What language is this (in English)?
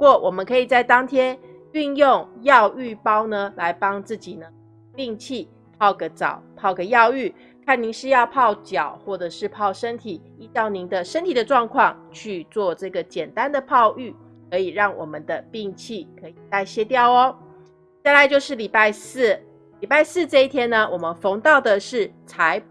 Chinese